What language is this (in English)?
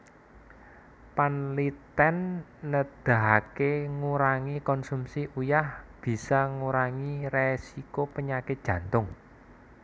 Javanese